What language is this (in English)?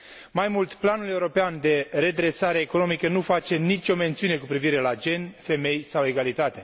Romanian